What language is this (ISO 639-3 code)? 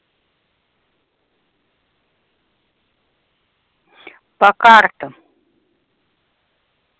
rus